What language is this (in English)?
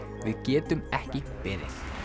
Icelandic